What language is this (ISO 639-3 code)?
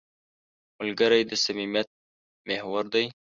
pus